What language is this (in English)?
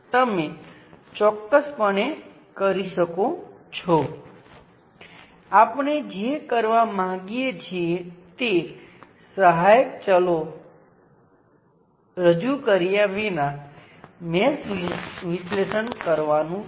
Gujarati